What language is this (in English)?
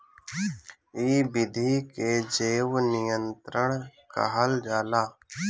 Bhojpuri